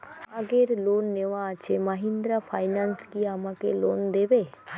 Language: Bangla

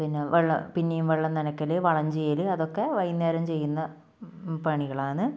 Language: Malayalam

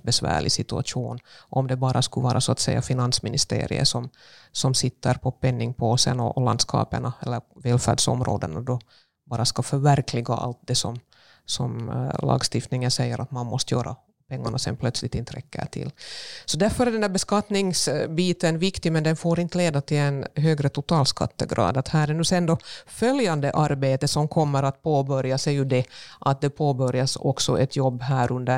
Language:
Swedish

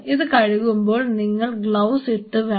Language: Malayalam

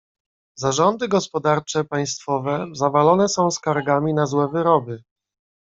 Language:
Polish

